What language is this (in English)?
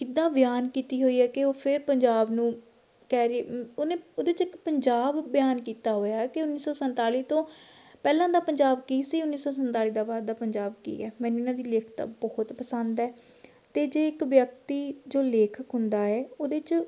Punjabi